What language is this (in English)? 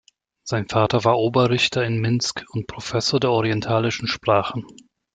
German